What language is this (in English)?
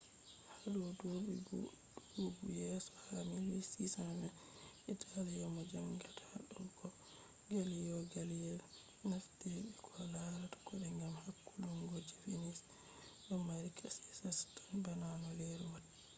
Fula